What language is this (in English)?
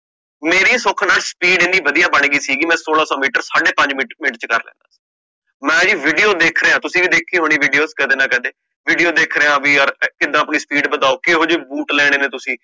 Punjabi